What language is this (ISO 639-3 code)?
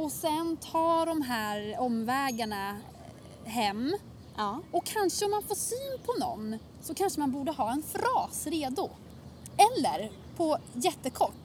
swe